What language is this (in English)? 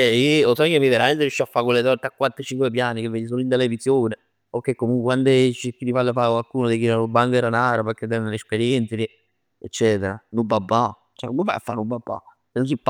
Neapolitan